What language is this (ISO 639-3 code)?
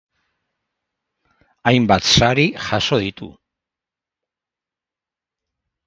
eus